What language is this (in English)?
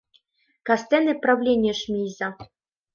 Mari